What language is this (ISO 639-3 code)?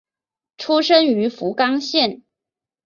zho